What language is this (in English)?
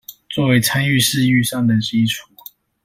Chinese